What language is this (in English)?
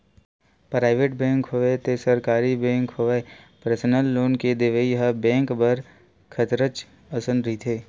Chhattisgarhi